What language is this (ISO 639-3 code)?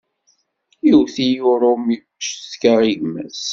kab